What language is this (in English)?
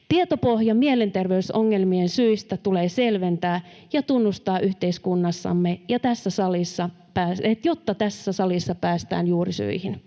Finnish